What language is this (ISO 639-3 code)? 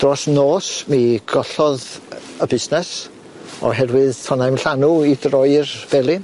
cym